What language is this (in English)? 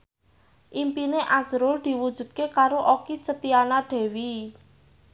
Javanese